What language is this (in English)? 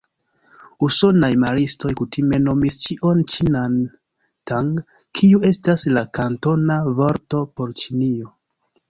Esperanto